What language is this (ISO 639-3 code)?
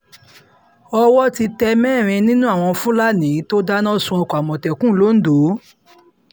yor